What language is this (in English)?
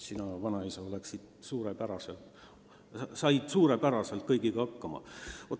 Estonian